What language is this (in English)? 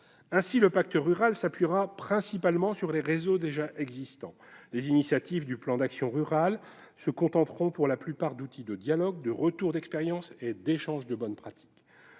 French